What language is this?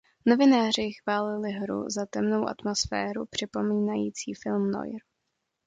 Czech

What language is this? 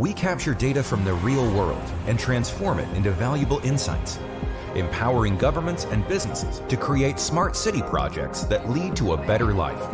Romanian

